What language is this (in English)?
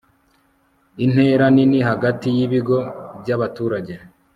Kinyarwanda